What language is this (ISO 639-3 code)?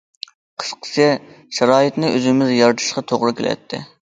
uig